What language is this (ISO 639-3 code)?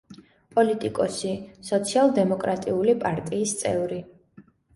kat